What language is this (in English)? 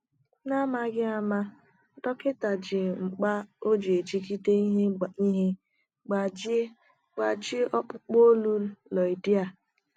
Igbo